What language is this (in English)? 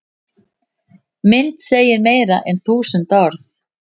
Icelandic